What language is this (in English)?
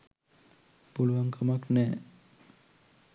Sinhala